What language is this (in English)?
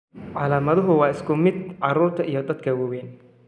Somali